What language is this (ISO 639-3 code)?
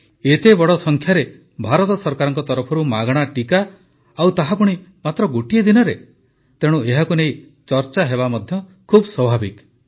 ori